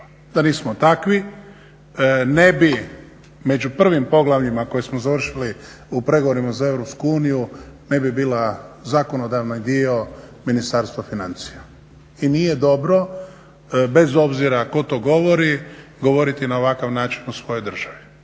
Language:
Croatian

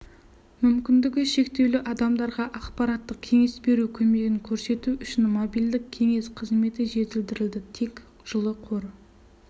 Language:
Kazakh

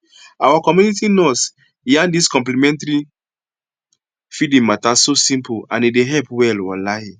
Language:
Nigerian Pidgin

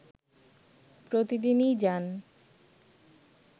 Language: Bangla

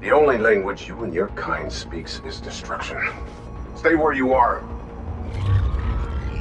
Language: English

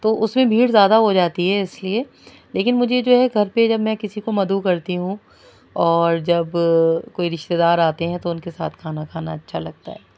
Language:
Urdu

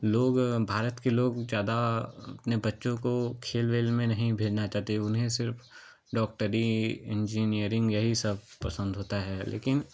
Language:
Hindi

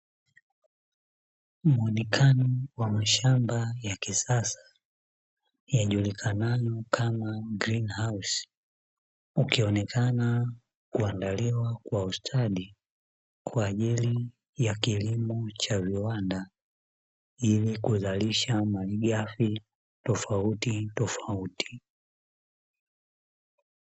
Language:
Swahili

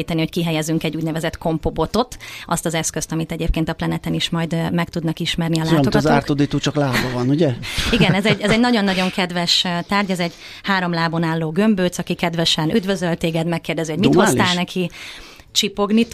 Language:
Hungarian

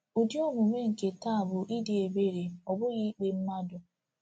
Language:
Igbo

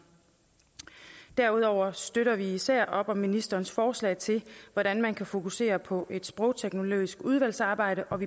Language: Danish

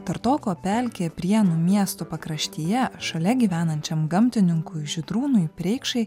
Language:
Lithuanian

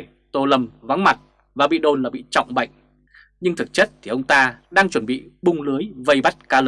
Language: Vietnamese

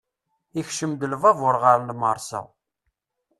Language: Kabyle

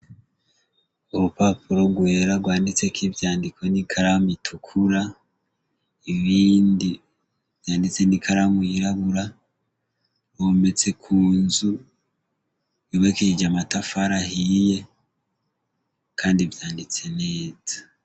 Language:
Rundi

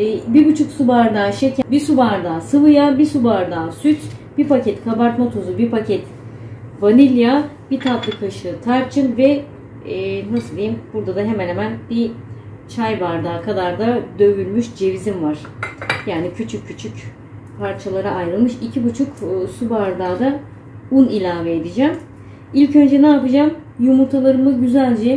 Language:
Turkish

